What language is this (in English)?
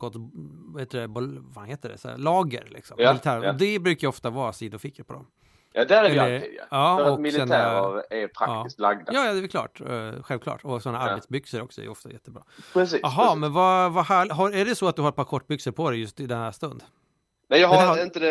Swedish